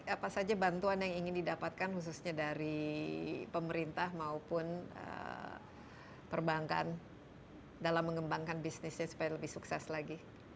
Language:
Indonesian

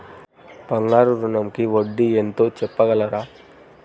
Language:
Telugu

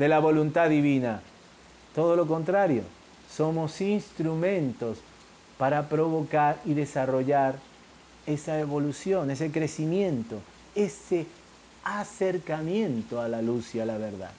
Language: Spanish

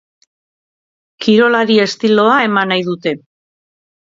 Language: Basque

